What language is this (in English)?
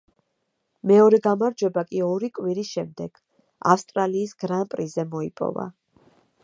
Georgian